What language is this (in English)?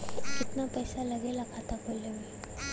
Bhojpuri